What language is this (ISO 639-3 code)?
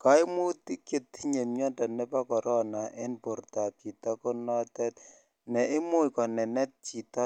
kln